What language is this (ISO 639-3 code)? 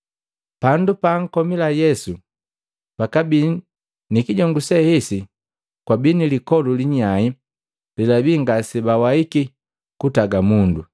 mgv